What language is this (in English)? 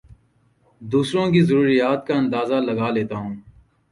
Urdu